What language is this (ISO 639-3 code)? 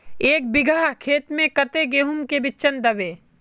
mag